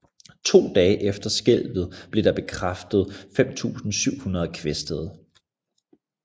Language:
Danish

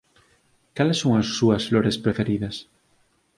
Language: Galician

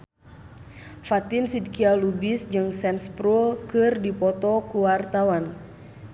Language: Sundanese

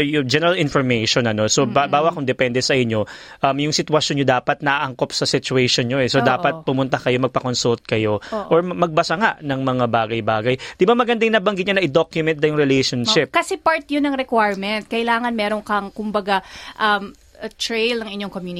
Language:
Filipino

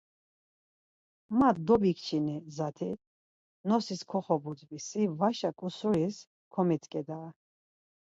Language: Laz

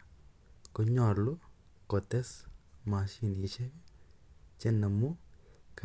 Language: Kalenjin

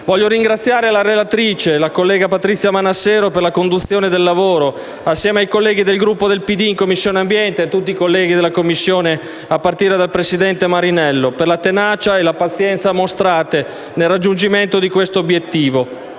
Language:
Italian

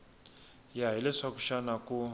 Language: Tsonga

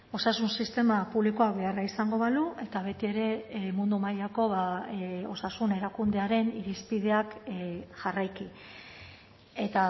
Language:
Basque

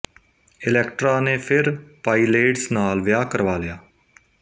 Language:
Punjabi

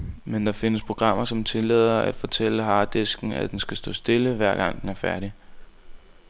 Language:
Danish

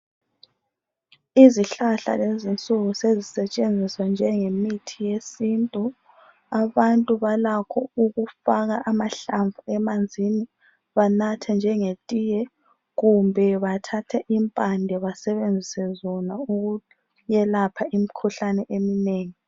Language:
North Ndebele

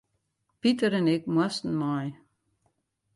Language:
Western Frisian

